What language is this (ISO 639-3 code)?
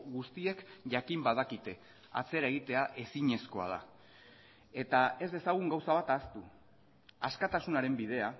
eus